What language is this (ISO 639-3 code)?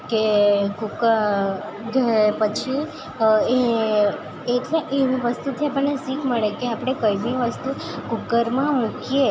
guj